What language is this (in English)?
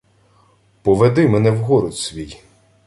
Ukrainian